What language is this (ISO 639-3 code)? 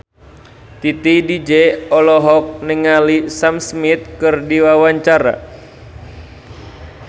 sun